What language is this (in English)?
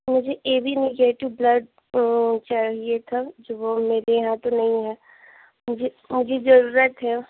Hindi